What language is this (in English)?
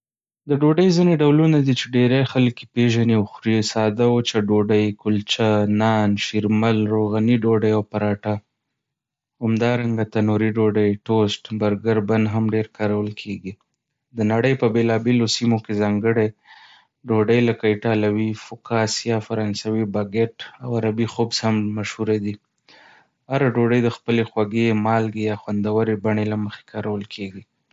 Pashto